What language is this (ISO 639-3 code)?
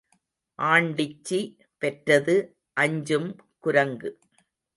tam